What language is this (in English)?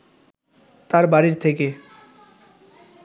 Bangla